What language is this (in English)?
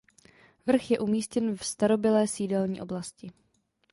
Czech